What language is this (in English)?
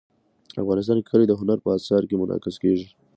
Pashto